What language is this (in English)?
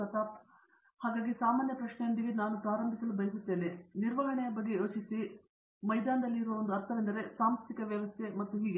Kannada